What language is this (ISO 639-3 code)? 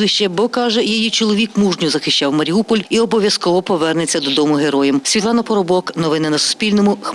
ukr